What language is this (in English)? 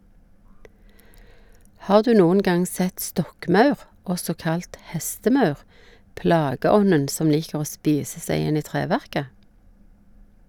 Norwegian